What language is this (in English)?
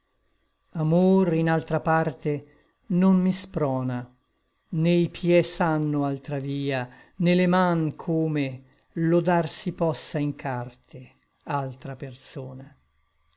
Italian